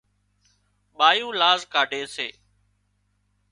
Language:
Wadiyara Koli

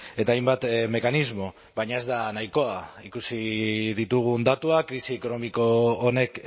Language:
Basque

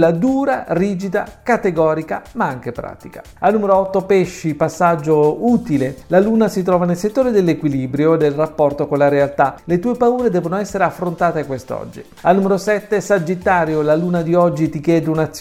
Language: Italian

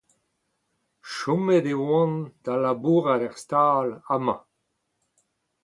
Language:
Breton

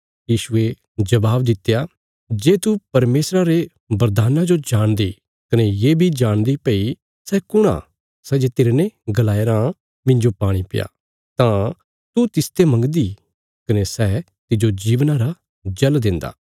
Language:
Bilaspuri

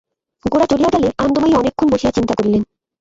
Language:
Bangla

